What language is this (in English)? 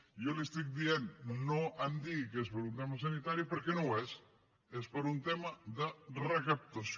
Catalan